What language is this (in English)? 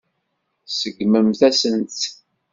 Kabyle